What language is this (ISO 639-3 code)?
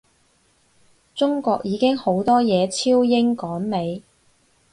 yue